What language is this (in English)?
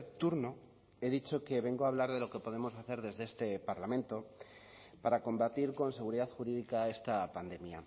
Spanish